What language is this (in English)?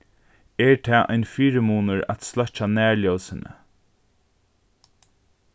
Faroese